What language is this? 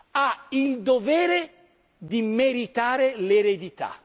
Italian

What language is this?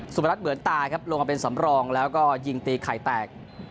Thai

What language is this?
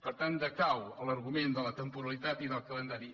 Catalan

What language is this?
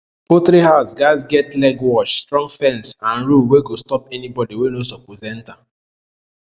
Nigerian Pidgin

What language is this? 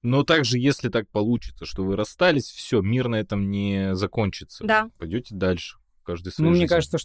Russian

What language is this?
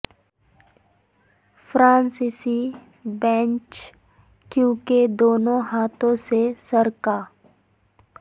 Urdu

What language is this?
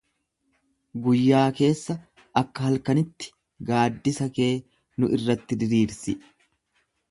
Oromo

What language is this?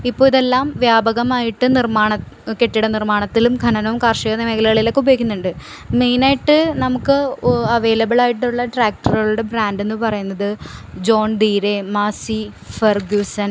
Malayalam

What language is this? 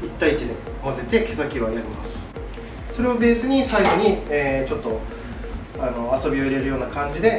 Japanese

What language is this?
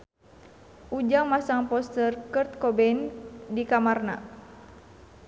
Sundanese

